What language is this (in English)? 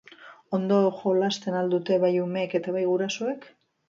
Basque